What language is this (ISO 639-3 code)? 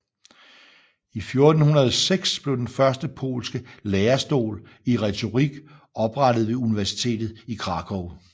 dan